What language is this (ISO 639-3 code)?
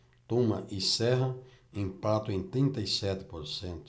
por